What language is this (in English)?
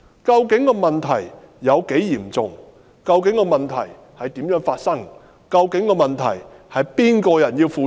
Cantonese